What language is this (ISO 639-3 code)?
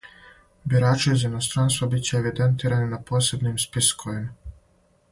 srp